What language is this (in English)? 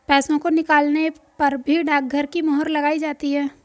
Hindi